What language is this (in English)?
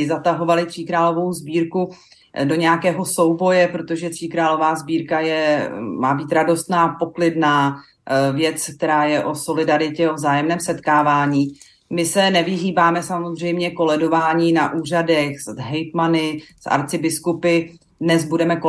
Czech